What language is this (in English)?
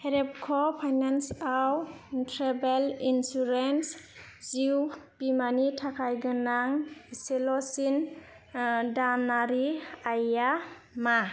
Bodo